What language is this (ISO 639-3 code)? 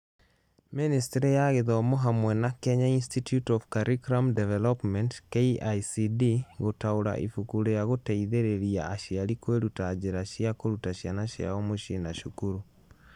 kik